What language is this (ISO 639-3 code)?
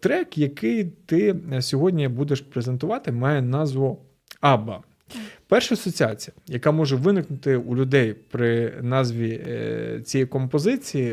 ukr